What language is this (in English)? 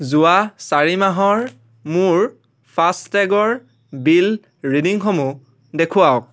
Assamese